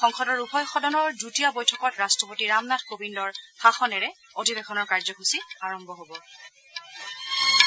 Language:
Assamese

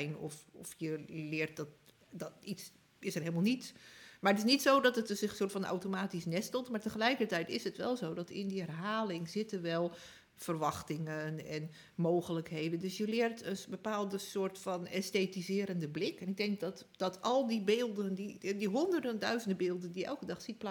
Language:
Dutch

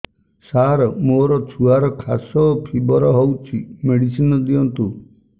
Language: Odia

